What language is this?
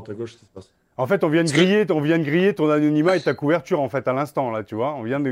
French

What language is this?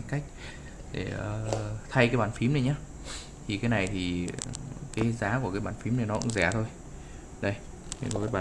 Vietnamese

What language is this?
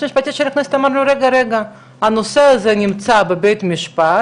Hebrew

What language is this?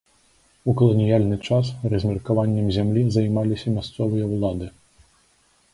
Belarusian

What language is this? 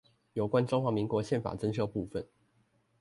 Chinese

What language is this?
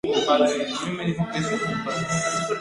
Spanish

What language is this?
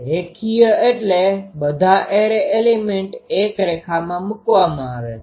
Gujarati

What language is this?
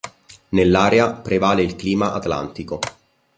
Italian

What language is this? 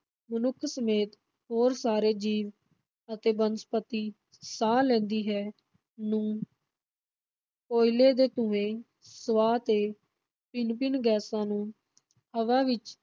Punjabi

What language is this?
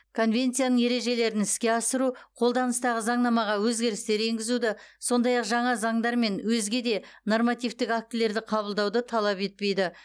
Kazakh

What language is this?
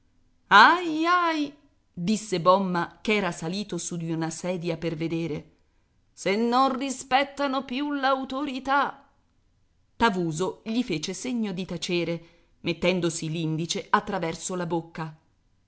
Italian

